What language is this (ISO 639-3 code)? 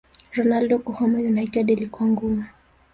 swa